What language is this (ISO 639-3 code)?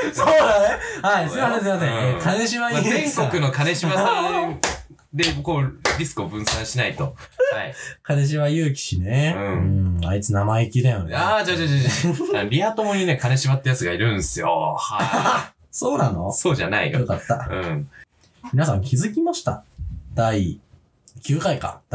jpn